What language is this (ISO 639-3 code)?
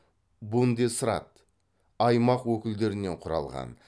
kaz